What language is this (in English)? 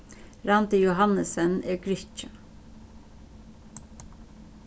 Faroese